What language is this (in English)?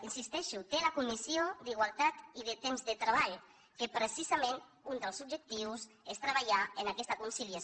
Catalan